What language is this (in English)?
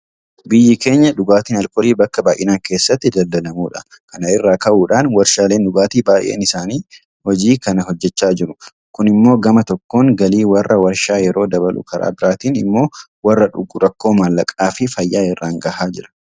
Oromo